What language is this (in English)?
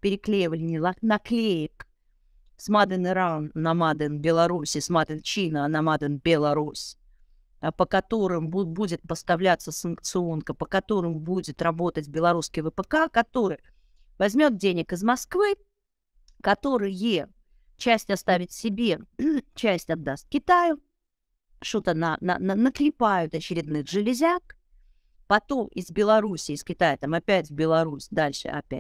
Russian